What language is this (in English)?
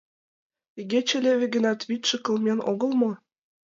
Mari